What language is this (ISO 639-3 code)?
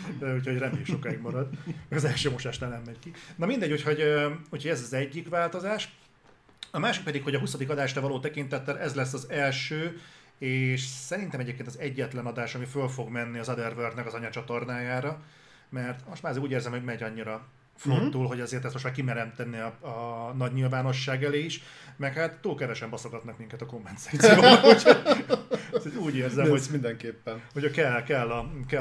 hun